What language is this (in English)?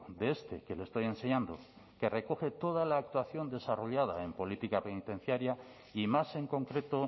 Spanish